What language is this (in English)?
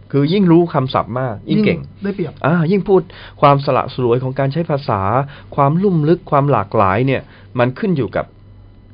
Thai